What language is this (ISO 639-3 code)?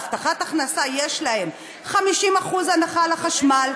heb